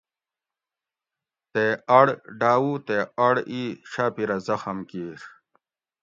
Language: Gawri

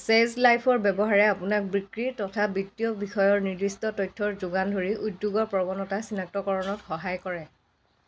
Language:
Assamese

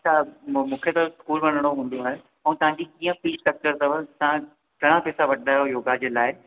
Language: Sindhi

